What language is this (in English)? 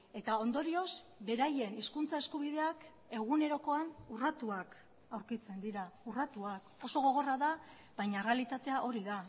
Basque